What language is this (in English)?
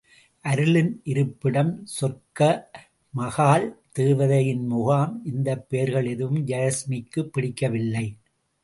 Tamil